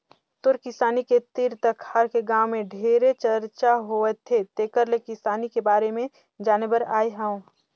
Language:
Chhattisgarhi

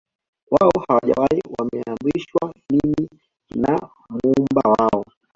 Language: Swahili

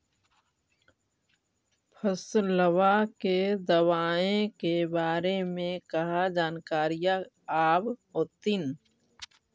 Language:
Magahi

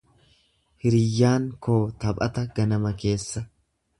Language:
Oromo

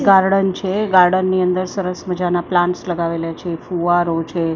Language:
Gujarati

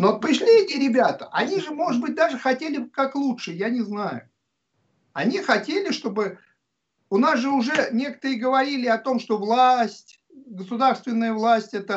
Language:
Russian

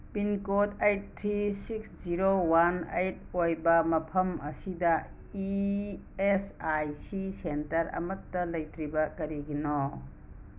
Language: Manipuri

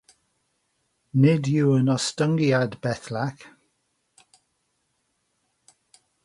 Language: Welsh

